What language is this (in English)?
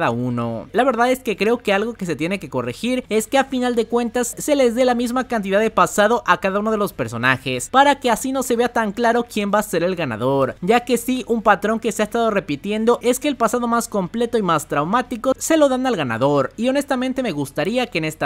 Spanish